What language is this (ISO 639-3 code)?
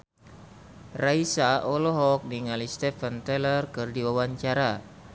sun